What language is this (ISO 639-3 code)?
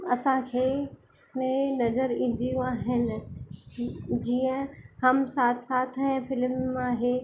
snd